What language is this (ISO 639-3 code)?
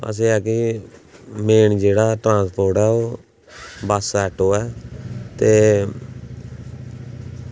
doi